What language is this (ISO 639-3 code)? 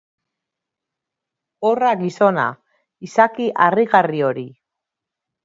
eus